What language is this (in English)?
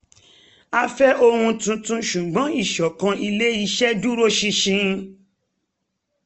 Yoruba